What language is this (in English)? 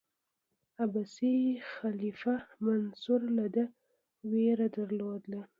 Pashto